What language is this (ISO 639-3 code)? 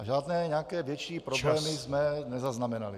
ces